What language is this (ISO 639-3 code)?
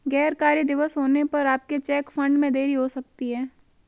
hin